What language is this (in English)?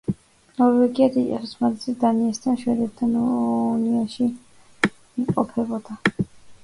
Georgian